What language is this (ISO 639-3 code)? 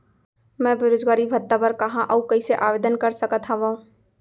hne